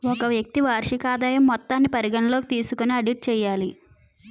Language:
Telugu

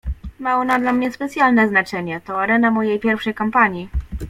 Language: Polish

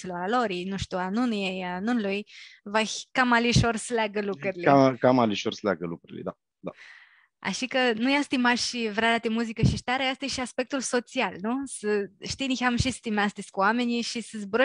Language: Romanian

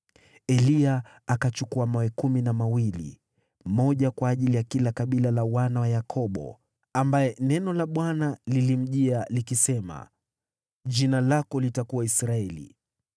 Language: Swahili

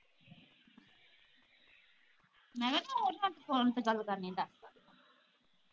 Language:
Punjabi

